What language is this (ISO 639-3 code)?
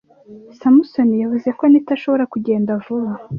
kin